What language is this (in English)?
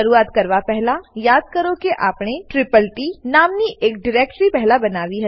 Gujarati